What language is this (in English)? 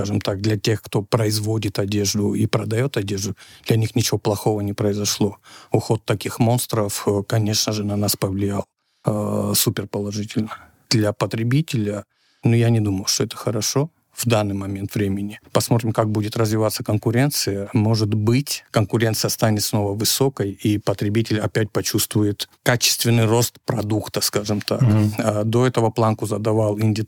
Russian